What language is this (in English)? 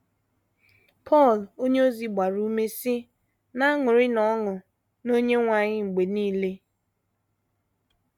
Igbo